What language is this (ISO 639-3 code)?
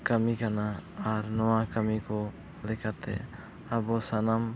sat